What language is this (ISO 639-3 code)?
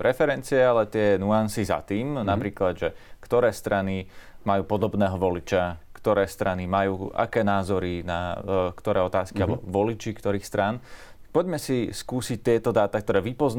slk